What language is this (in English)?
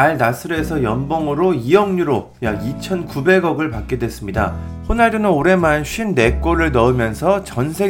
Korean